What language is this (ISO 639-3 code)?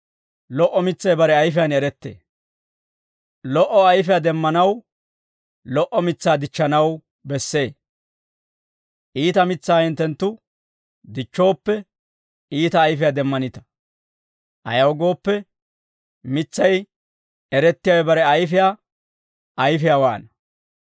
dwr